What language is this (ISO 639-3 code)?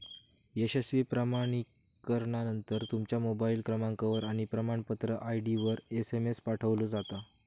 mar